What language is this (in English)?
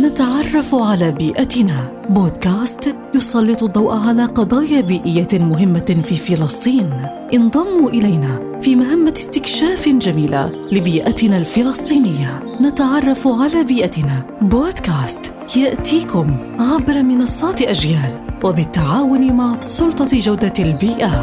Arabic